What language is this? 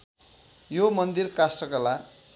Nepali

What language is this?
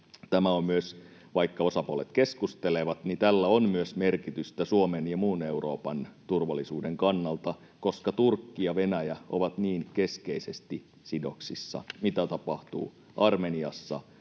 Finnish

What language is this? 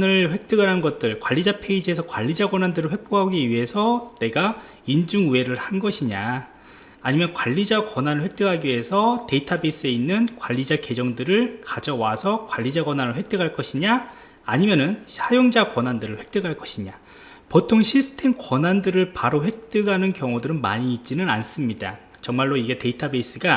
Korean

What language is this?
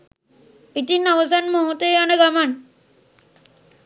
Sinhala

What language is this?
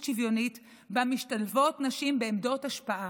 Hebrew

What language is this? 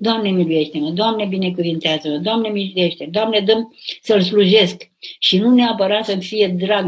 Romanian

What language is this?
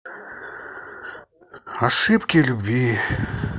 Russian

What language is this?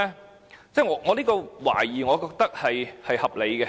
Cantonese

